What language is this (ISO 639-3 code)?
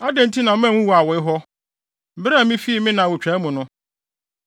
aka